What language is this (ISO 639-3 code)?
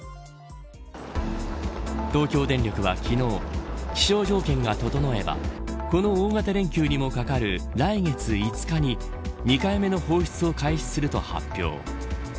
jpn